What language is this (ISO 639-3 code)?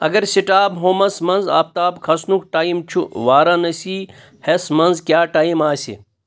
kas